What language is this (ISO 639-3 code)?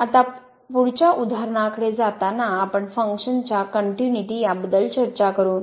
mar